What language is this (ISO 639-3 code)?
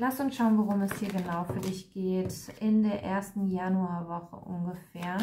deu